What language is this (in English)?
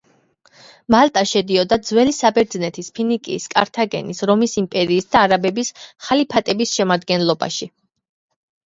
Georgian